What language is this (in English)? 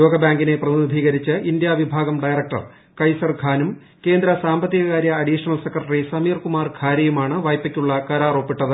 Malayalam